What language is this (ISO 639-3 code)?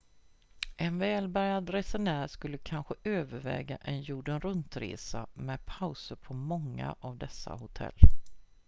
swe